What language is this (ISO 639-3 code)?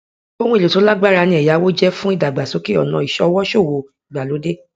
yor